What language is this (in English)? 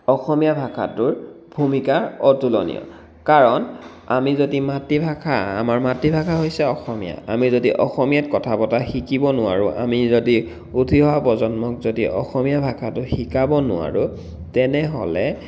Assamese